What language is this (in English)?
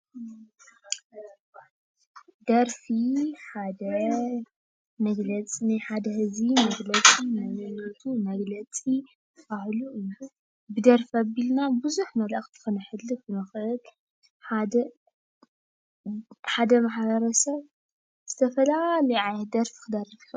Tigrinya